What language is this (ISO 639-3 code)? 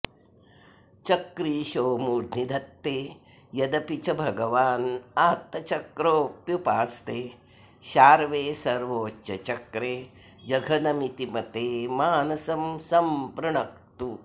san